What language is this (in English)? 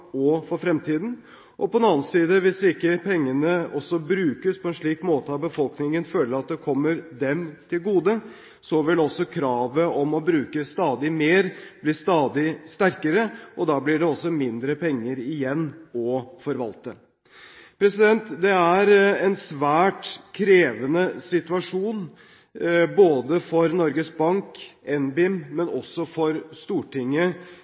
Norwegian Bokmål